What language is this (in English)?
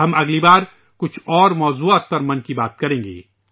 Urdu